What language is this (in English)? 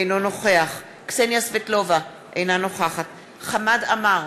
Hebrew